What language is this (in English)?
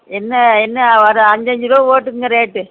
Tamil